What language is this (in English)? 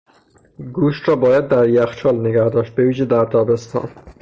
Persian